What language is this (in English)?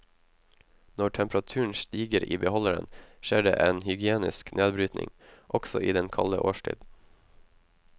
Norwegian